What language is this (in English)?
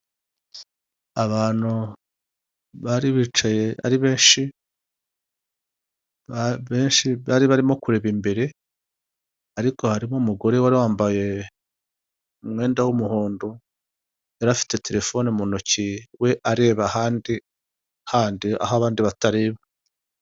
Kinyarwanda